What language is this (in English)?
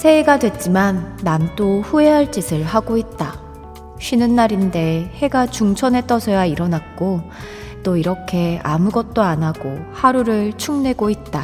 Korean